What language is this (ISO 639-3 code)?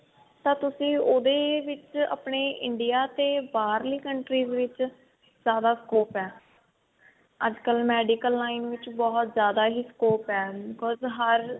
pan